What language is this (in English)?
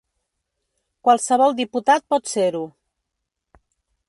Catalan